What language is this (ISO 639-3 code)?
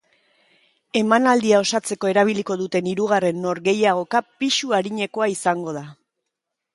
eus